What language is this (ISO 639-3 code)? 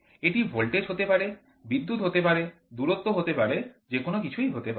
ben